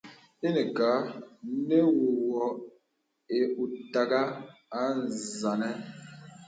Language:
Bebele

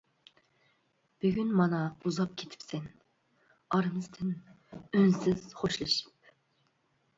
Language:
Uyghur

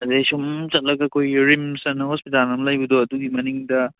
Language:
Manipuri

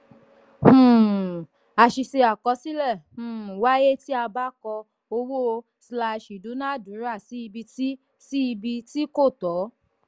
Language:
Yoruba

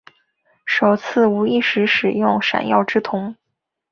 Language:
Chinese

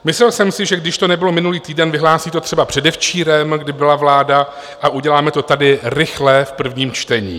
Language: Czech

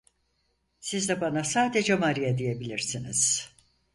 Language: Turkish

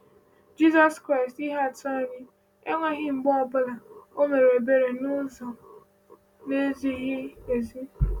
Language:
Igbo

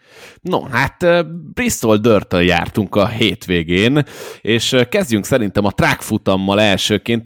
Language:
Hungarian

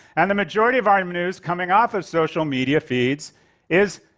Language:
English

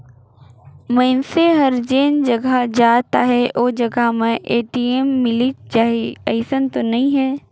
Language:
Chhattisgarhi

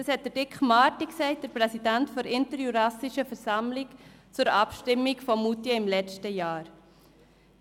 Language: Swiss German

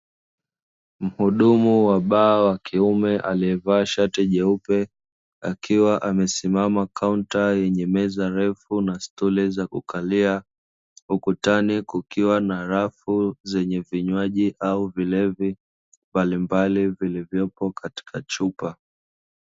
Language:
Swahili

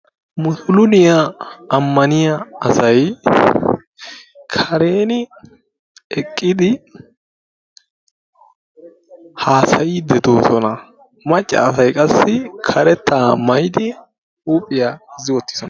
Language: Wolaytta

